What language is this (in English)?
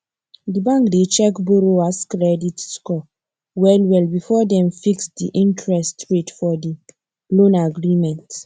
Nigerian Pidgin